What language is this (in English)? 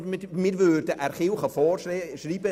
Swiss German